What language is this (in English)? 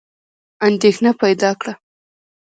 Pashto